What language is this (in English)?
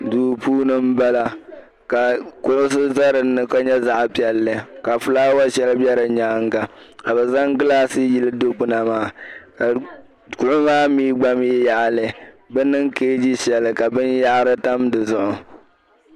Dagbani